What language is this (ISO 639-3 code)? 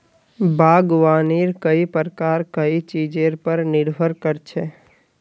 mag